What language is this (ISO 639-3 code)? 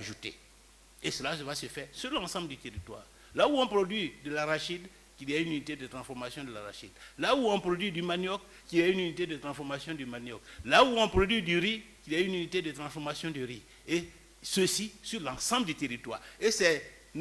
fra